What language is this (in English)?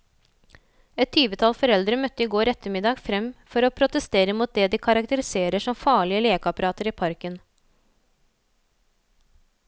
Norwegian